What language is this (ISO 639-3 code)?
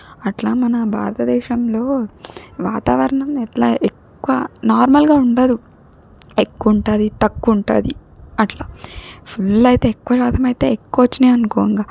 tel